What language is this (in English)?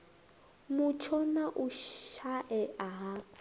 Venda